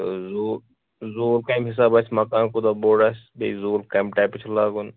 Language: Kashmiri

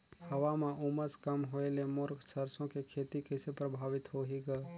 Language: Chhattisgarhi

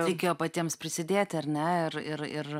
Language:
Lithuanian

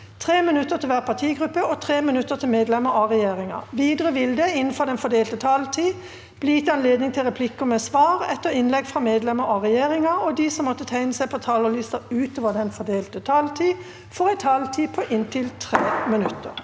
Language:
Norwegian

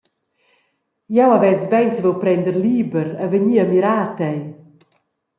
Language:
Romansh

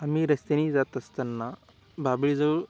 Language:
Marathi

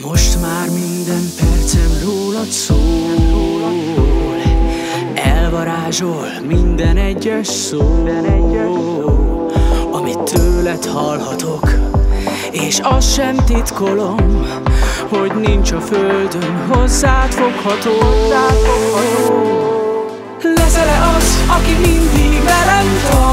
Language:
Hungarian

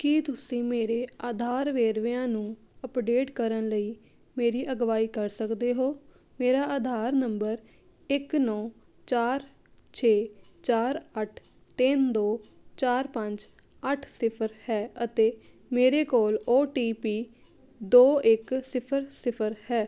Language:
Punjabi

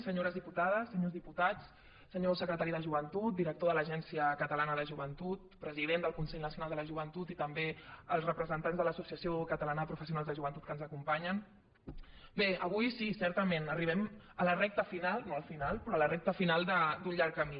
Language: Catalan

